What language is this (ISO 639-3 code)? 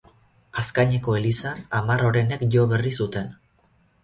eus